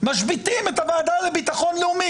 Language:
Hebrew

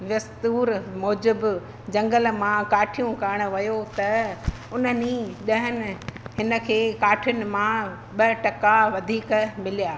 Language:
Sindhi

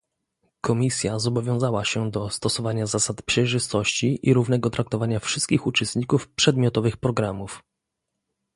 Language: Polish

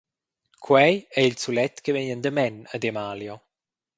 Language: Romansh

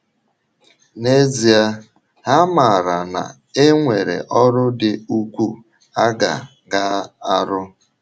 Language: Igbo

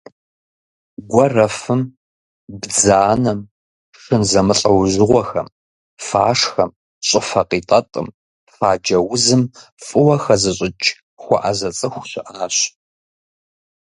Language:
Kabardian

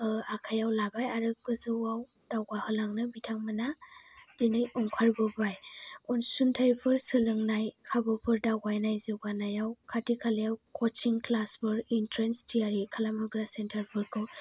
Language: Bodo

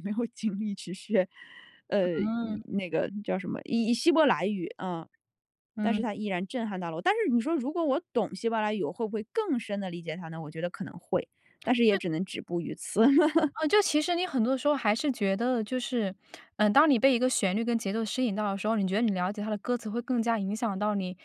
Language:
Chinese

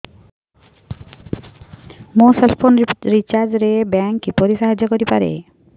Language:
Odia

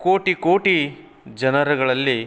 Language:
Kannada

